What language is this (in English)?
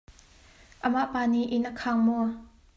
Hakha Chin